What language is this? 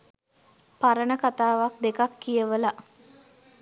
Sinhala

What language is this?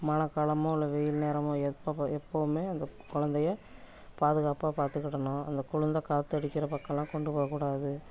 Tamil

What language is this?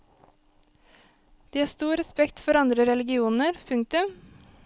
Norwegian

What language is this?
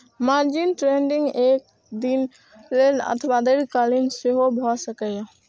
Maithili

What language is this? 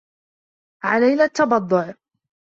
Arabic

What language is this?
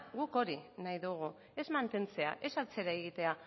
Basque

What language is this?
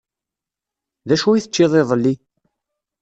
Kabyle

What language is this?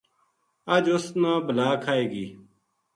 Gujari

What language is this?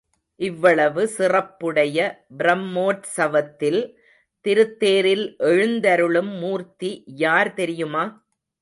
Tamil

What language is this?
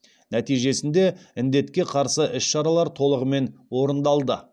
Kazakh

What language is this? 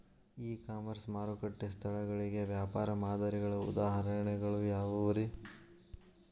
Kannada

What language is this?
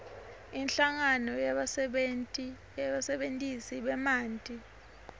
Swati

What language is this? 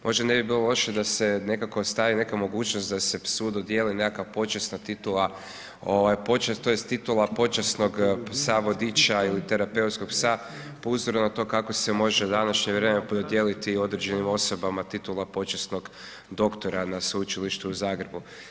Croatian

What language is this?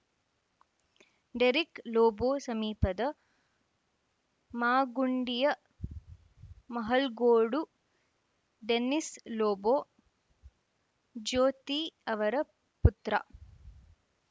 Kannada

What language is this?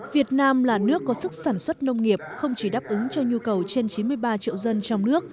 Vietnamese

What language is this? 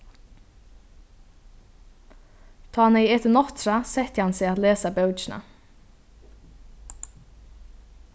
Faroese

